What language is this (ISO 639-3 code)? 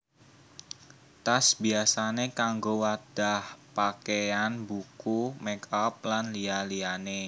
jav